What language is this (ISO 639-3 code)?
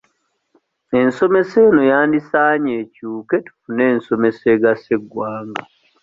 lug